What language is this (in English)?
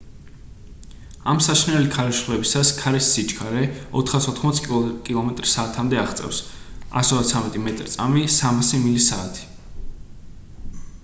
Georgian